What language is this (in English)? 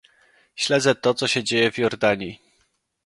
Polish